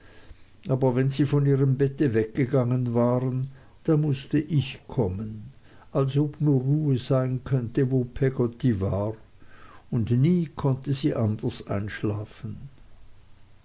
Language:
German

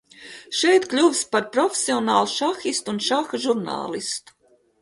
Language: Latvian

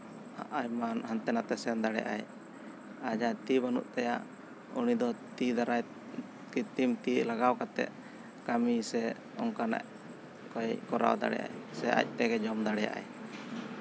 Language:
Santali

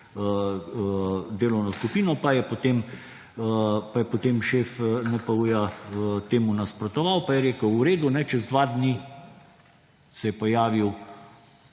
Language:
Slovenian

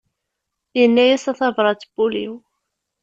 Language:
Kabyle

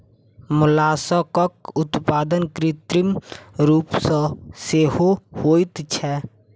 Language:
Maithili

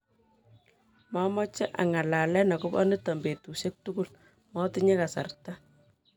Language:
Kalenjin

